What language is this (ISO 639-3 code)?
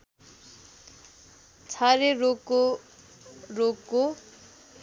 nep